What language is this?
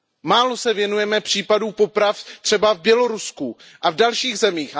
Czech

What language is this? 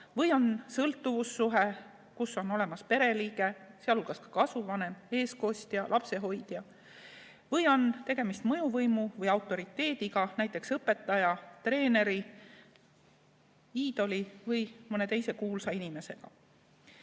Estonian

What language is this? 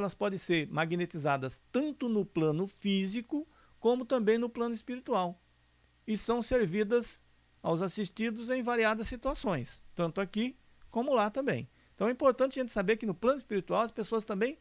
Portuguese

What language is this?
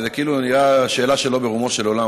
Hebrew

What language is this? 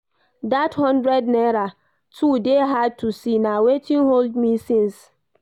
Nigerian Pidgin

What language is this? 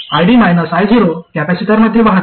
Marathi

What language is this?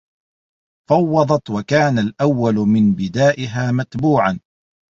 Arabic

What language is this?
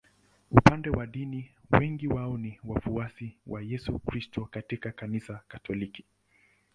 Swahili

